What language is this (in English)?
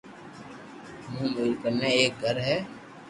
Loarki